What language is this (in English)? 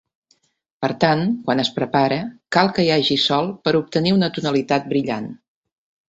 Catalan